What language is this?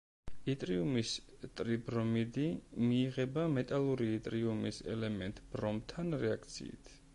Georgian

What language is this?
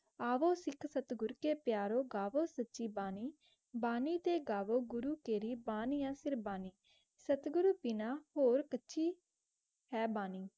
Punjabi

